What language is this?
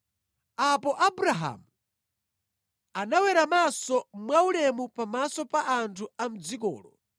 Nyanja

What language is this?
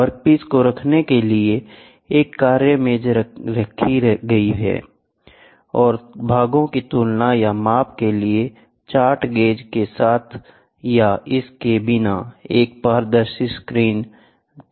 Hindi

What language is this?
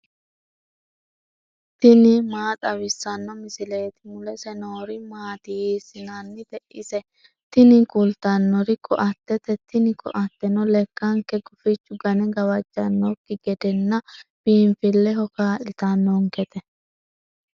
Sidamo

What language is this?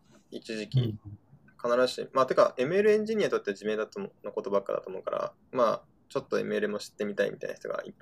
Japanese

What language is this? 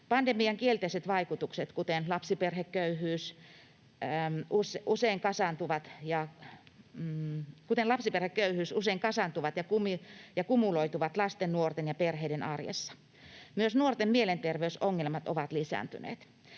Finnish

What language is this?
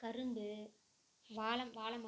Tamil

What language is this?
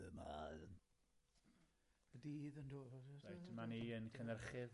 Welsh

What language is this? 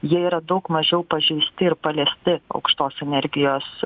Lithuanian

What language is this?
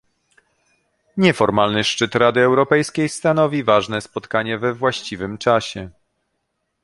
Polish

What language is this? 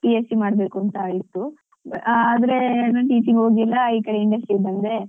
Kannada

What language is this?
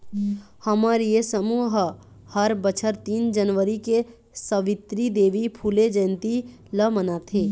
Chhattisgarhi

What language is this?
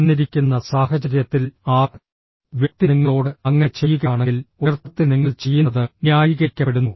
Malayalam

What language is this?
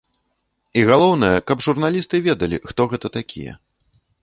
Belarusian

